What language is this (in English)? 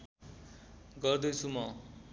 Nepali